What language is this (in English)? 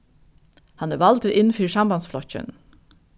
Faroese